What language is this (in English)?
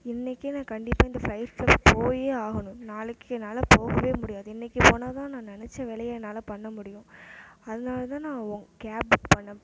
Tamil